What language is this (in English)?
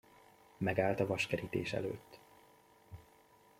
Hungarian